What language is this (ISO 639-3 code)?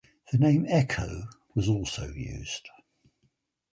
eng